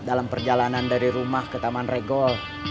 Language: Indonesian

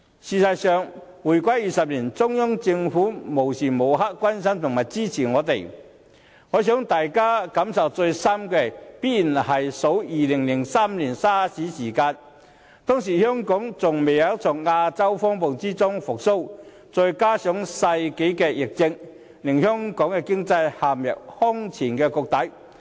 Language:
Cantonese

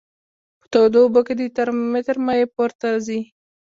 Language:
Pashto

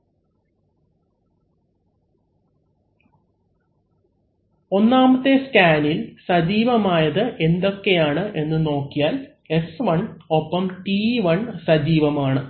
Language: Malayalam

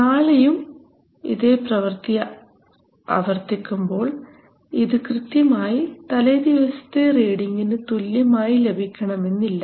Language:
Malayalam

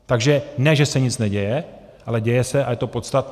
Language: Czech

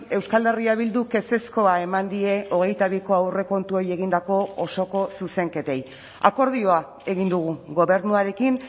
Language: Basque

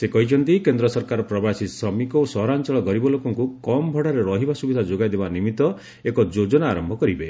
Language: Odia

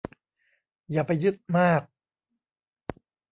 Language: Thai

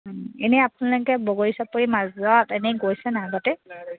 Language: Assamese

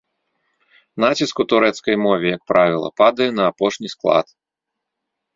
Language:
Belarusian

